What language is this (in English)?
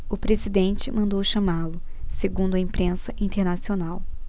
Portuguese